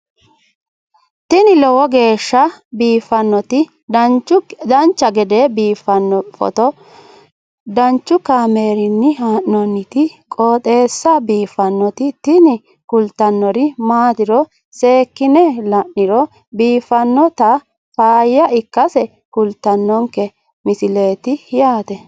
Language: Sidamo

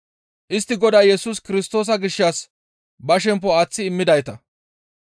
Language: Gamo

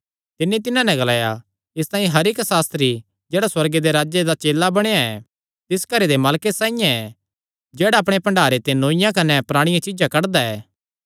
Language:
Kangri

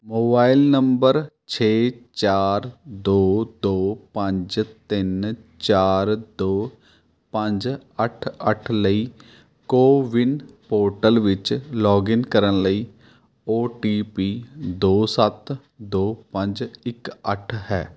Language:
Punjabi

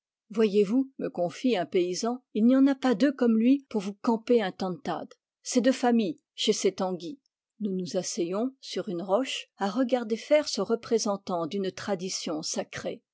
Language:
French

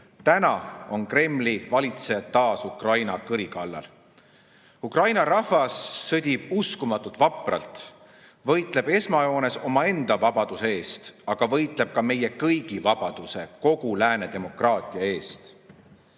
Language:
Estonian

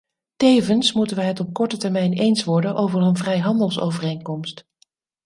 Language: Dutch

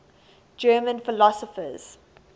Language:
English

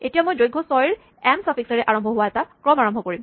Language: Assamese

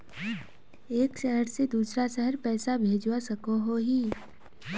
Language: Magahi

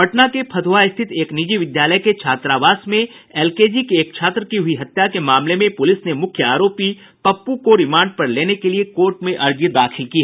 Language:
Hindi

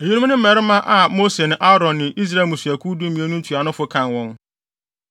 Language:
Akan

